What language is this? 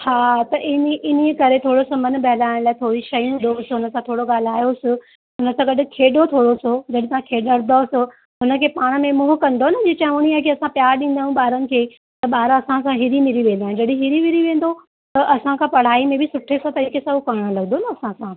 Sindhi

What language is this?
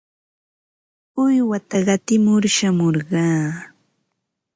Ambo-Pasco Quechua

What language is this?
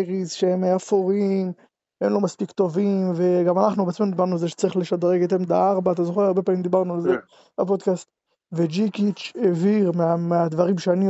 Hebrew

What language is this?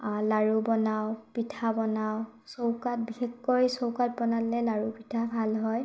Assamese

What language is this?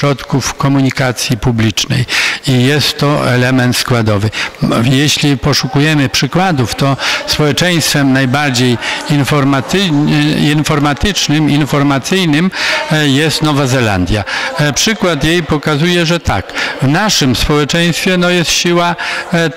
Polish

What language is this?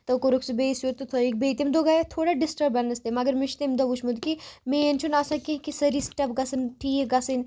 Kashmiri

